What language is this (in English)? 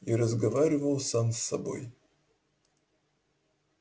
Russian